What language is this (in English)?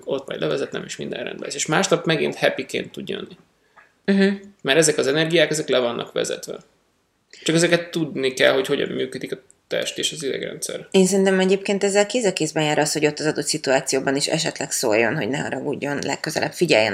Hungarian